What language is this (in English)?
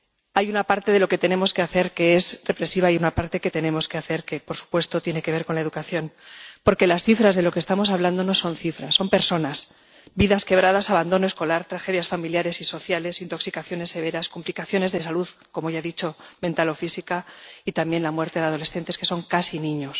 Spanish